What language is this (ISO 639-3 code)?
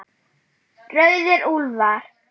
isl